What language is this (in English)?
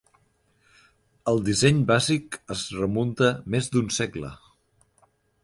Catalan